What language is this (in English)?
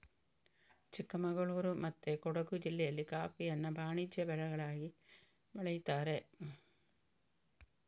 Kannada